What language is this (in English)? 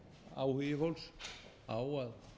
Icelandic